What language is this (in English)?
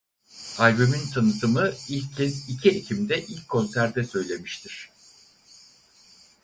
Turkish